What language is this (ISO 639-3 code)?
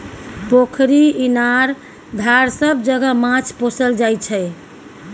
mai